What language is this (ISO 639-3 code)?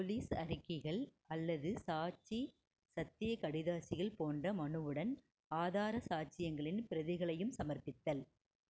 tam